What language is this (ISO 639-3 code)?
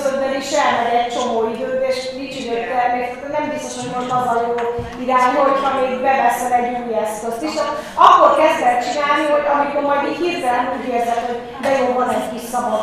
hun